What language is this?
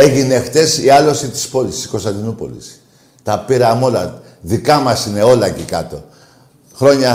Greek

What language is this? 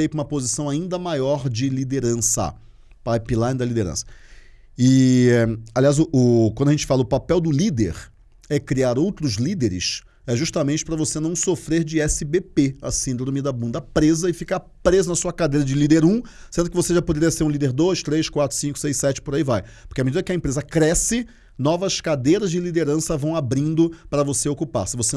Portuguese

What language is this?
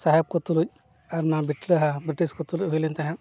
Santali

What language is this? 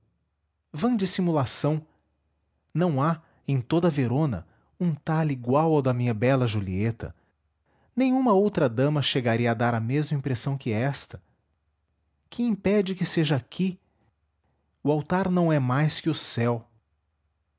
Portuguese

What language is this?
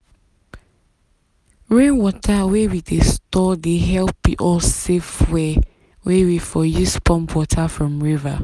Nigerian Pidgin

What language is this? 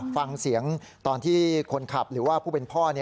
Thai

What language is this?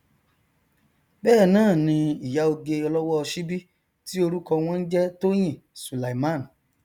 Yoruba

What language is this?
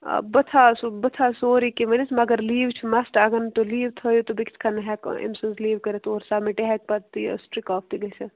Kashmiri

